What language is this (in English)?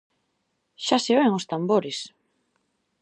Galician